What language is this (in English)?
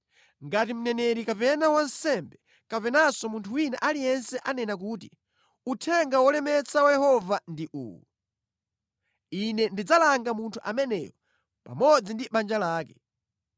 Nyanja